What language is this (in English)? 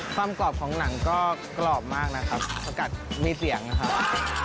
Thai